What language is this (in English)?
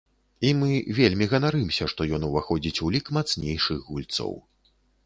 Belarusian